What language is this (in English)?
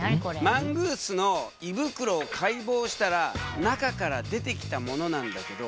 Japanese